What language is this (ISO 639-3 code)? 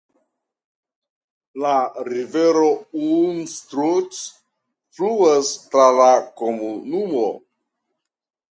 epo